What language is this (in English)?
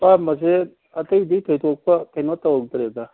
Manipuri